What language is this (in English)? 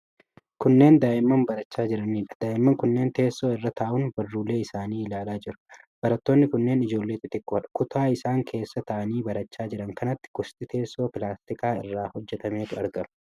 Oromo